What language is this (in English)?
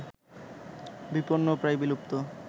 Bangla